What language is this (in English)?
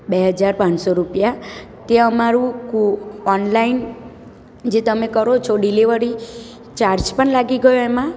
Gujarati